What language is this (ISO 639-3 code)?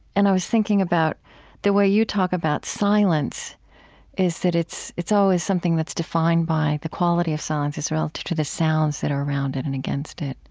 eng